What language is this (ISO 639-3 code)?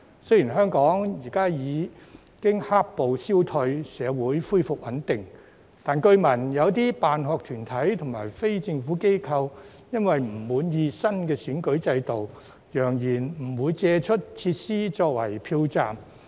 yue